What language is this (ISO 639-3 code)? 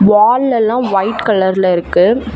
tam